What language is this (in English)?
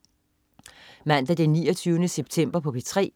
Danish